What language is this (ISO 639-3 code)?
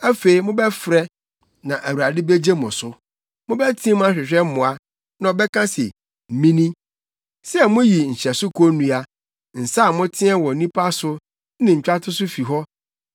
aka